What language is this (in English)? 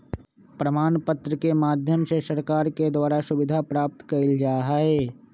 Magahi